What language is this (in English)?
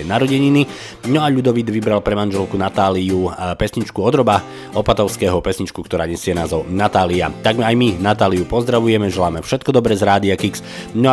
Slovak